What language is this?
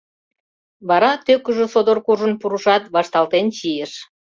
Mari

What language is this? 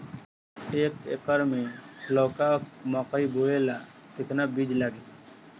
Bhojpuri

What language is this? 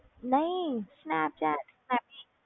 Punjabi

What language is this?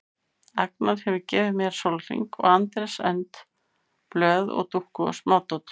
Icelandic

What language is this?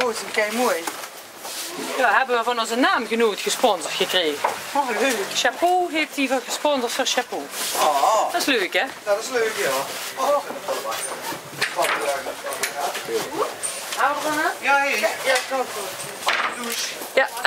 Dutch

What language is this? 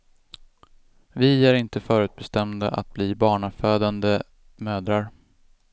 Swedish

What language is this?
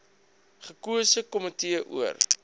Afrikaans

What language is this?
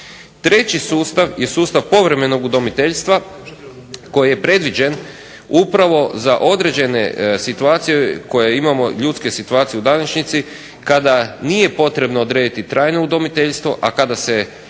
Croatian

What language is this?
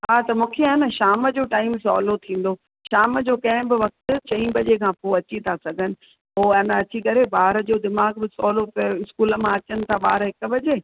Sindhi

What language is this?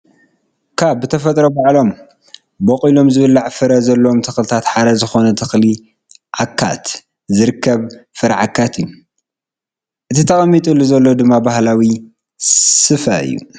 Tigrinya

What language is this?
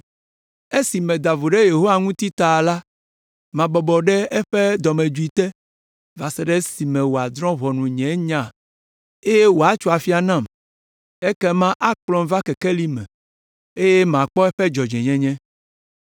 Ewe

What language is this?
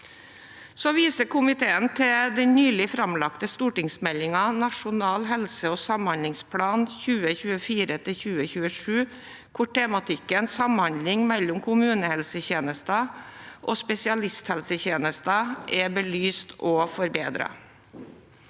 Norwegian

